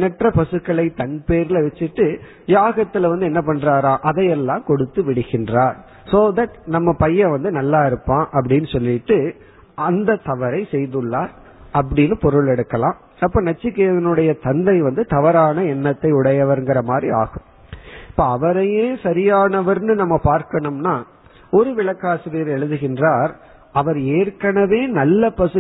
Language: Tamil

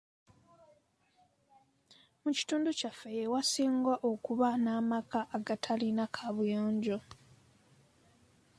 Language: Ganda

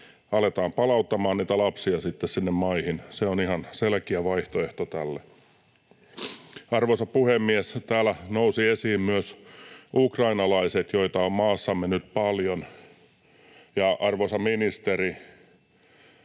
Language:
Finnish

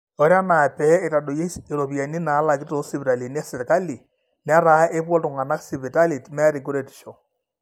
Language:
Masai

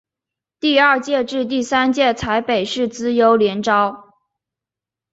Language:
Chinese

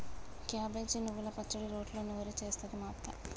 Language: Telugu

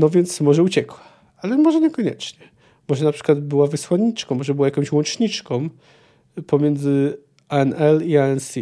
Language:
Polish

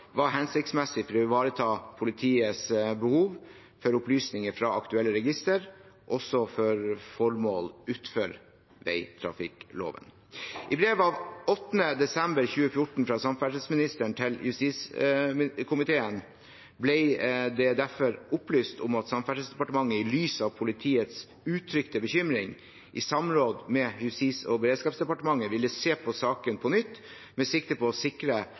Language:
Norwegian Bokmål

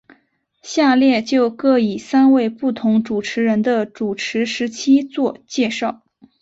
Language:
Chinese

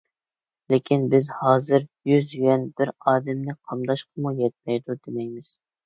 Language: Uyghur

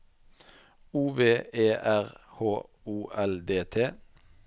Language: Norwegian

